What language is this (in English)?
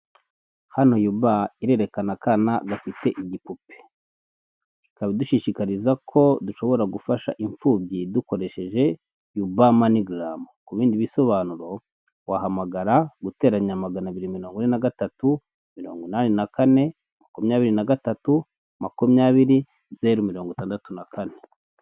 Kinyarwanda